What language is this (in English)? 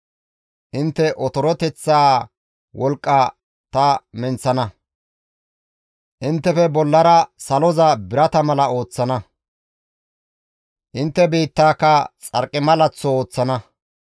Gamo